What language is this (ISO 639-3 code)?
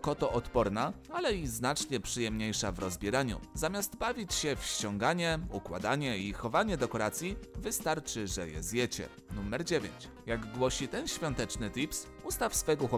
pol